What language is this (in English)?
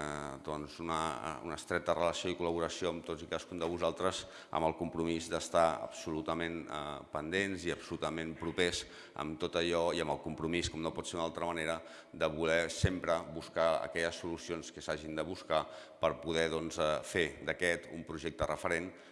Catalan